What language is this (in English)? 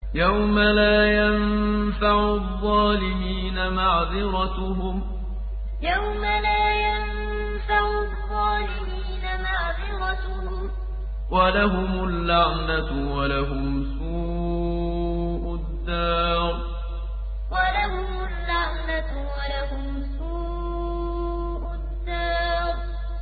Arabic